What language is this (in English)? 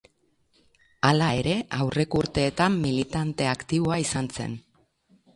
Basque